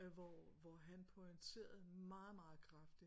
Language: Danish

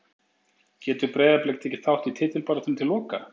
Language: Icelandic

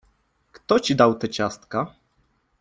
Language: Polish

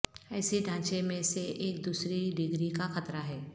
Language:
Urdu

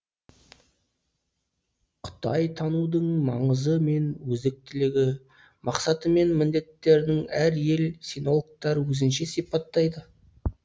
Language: Kazakh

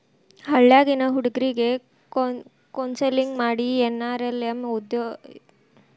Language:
Kannada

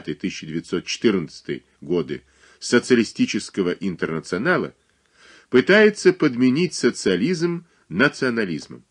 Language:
Russian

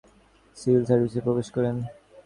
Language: Bangla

